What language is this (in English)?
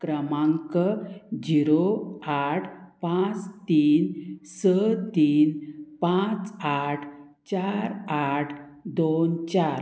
Konkani